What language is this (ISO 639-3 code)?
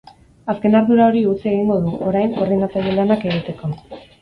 eus